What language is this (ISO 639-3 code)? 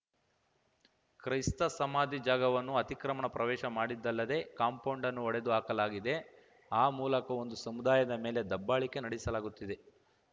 kan